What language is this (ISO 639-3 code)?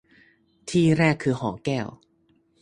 tha